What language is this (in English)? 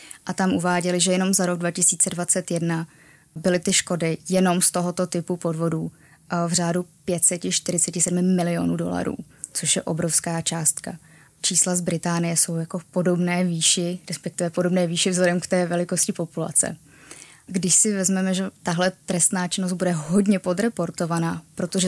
Czech